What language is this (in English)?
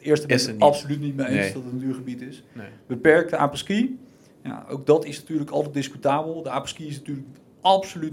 Dutch